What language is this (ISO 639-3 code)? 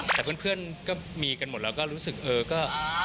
tha